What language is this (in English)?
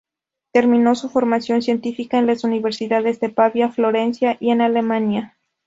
Spanish